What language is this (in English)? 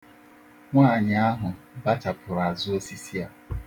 Igbo